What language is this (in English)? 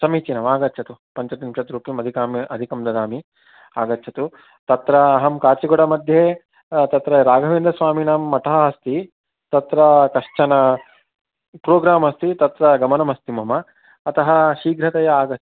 Sanskrit